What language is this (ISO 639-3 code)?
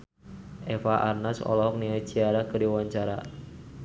sun